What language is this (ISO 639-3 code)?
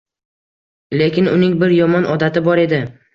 uzb